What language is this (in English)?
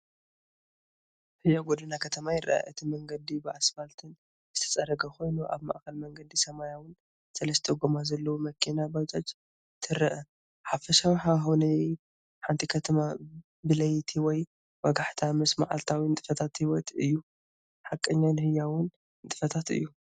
Tigrinya